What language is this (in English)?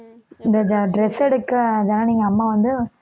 Tamil